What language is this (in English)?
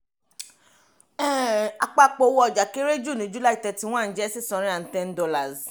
Yoruba